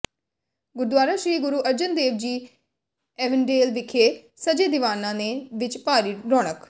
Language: Punjabi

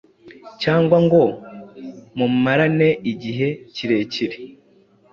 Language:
Kinyarwanda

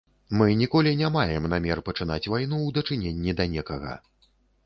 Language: Belarusian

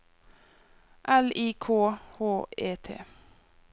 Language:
Norwegian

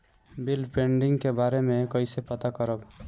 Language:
Bhojpuri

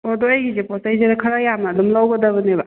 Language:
Manipuri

